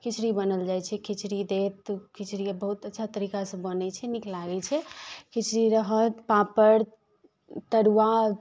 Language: Maithili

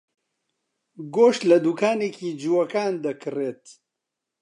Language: Central Kurdish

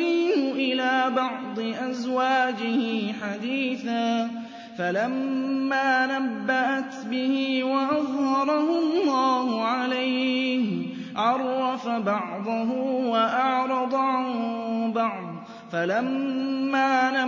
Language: Arabic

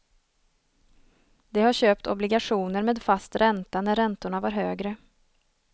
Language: Swedish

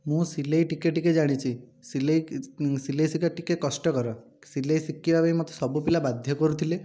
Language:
Odia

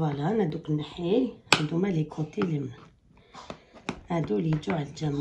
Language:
Arabic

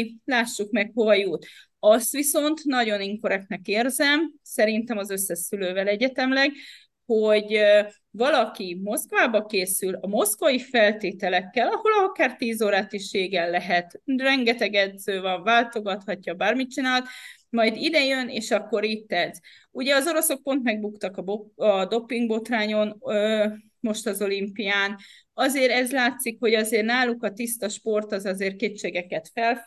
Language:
Hungarian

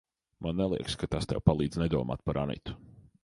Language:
Latvian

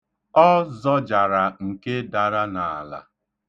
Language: Igbo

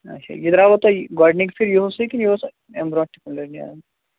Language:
Kashmiri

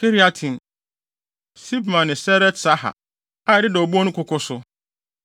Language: Akan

